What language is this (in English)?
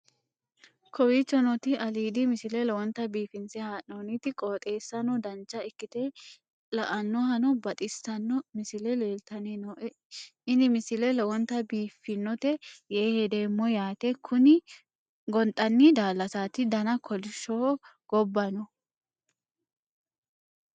Sidamo